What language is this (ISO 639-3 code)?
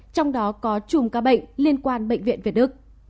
vie